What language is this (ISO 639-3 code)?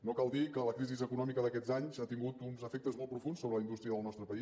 cat